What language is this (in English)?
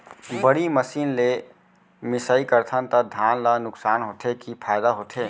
Chhattisgarhi